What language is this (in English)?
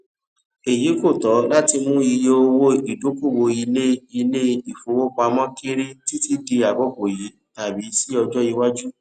Yoruba